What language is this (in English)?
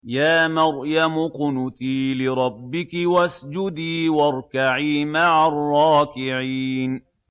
Arabic